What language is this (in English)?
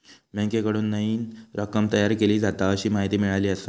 Marathi